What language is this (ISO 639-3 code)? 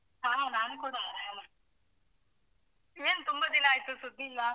kan